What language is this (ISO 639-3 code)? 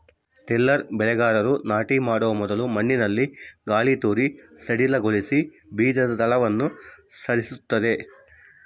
kan